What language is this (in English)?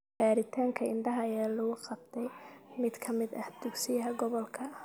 Somali